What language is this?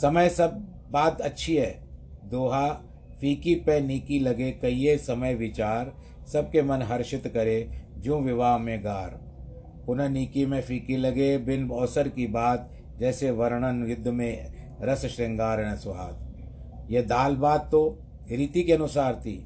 Hindi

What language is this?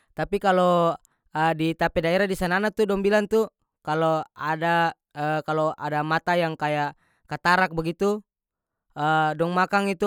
North Moluccan Malay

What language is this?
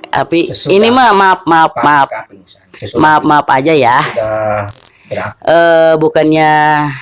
Indonesian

